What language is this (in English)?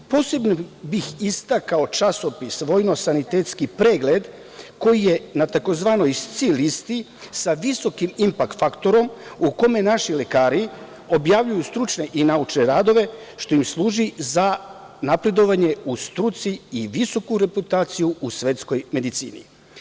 Serbian